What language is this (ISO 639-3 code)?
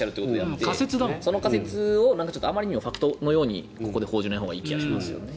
jpn